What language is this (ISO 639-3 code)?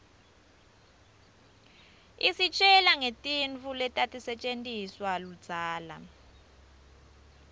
ssw